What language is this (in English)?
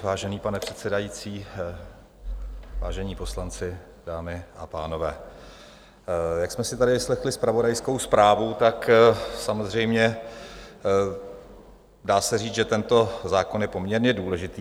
Czech